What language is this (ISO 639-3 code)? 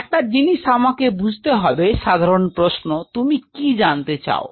ben